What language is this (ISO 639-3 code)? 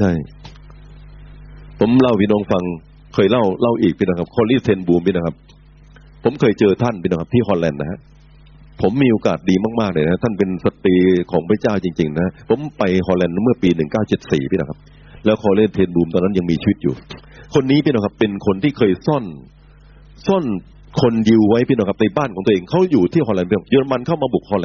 tha